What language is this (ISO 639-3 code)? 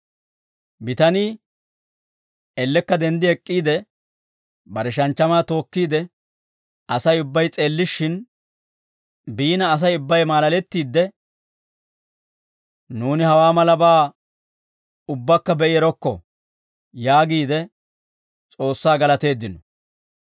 dwr